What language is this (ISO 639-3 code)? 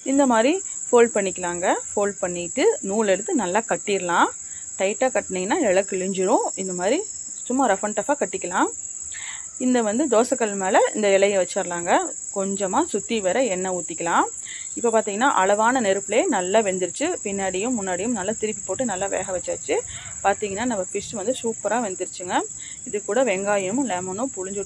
tam